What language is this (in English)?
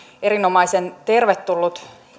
Finnish